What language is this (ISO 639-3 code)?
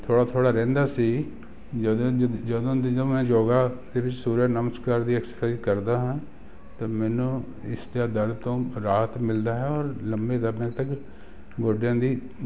pan